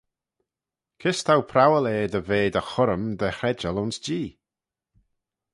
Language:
Manx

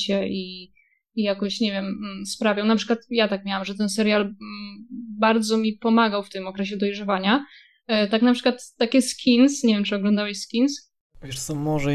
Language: Polish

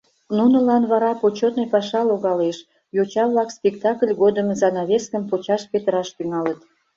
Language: Mari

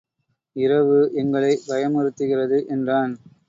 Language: Tamil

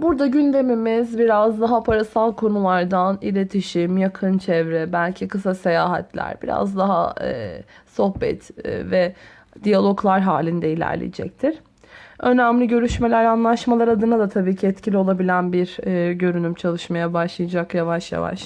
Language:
Turkish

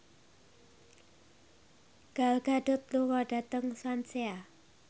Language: Javanese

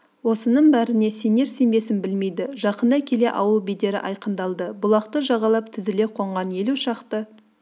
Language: Kazakh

